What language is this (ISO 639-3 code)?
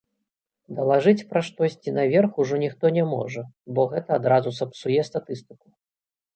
bel